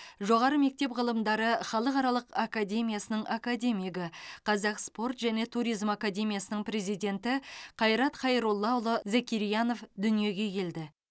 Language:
Kazakh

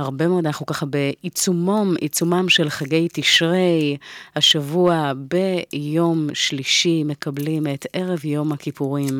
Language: Hebrew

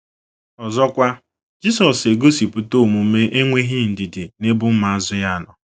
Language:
Igbo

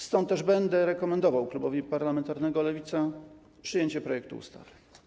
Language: Polish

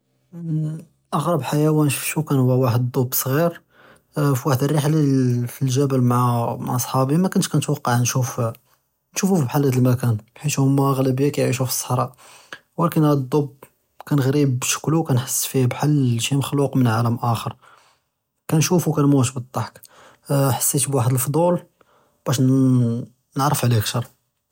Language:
Judeo-Arabic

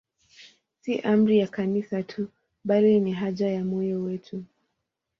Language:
Swahili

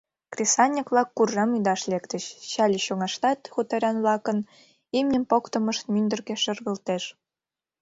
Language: Mari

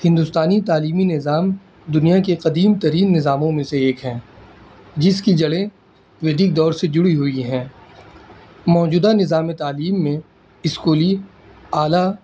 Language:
Urdu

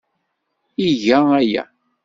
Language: Kabyle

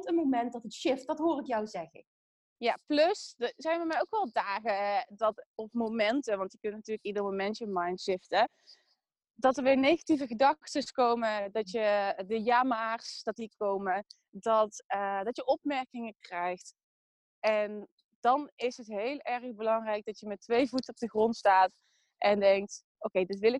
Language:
Dutch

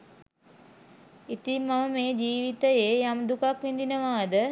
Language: Sinhala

